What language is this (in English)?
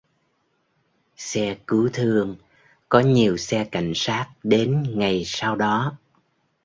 Vietnamese